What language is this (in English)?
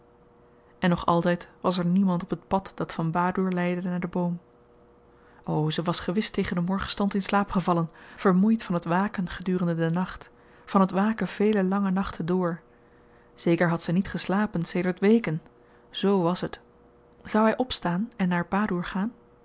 Dutch